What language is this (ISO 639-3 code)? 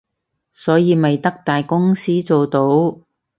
yue